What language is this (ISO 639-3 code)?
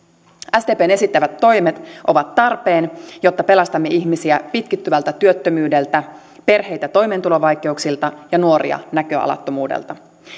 fin